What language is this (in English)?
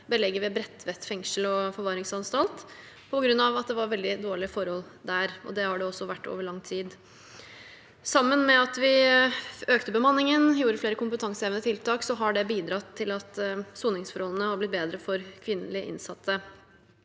Norwegian